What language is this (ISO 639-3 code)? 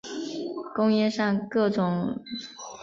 zho